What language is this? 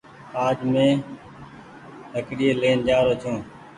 Goaria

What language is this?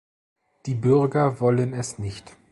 German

